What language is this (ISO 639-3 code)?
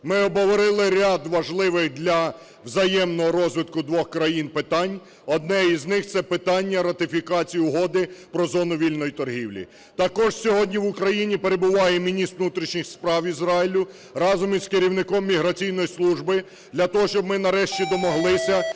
ukr